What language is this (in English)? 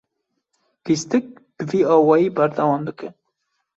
Kurdish